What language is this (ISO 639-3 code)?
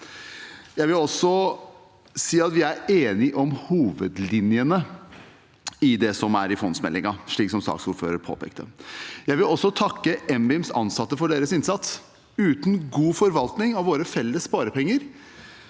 nor